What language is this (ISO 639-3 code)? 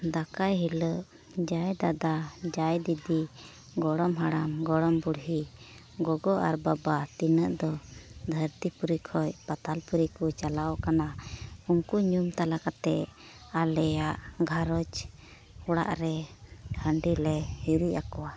sat